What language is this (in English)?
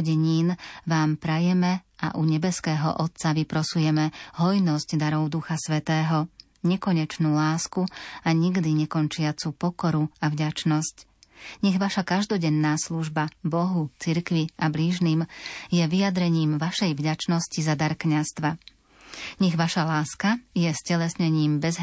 Slovak